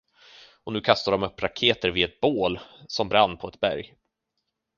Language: Swedish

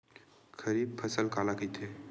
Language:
Chhattisgarhi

